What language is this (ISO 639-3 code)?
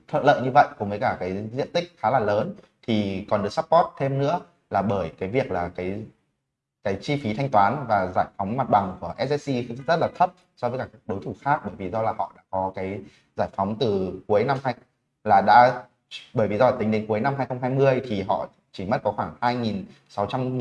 vie